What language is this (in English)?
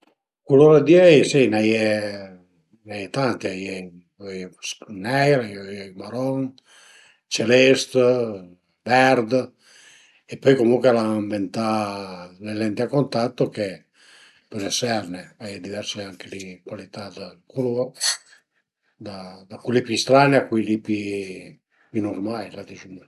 Piedmontese